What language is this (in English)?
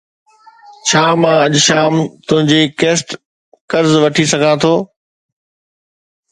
Sindhi